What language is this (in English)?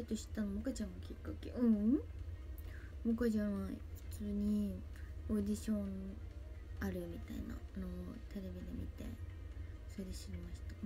Japanese